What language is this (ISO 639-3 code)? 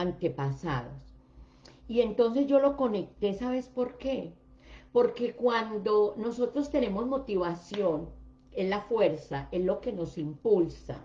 spa